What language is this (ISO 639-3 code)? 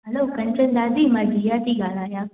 snd